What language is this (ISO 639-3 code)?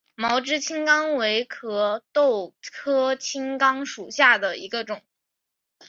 zho